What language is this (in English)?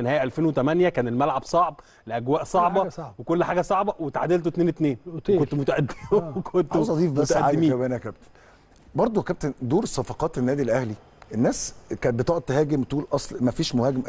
Arabic